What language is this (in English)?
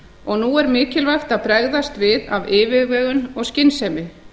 Icelandic